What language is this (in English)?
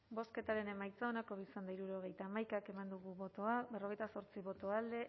Basque